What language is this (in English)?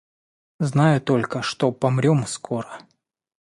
Russian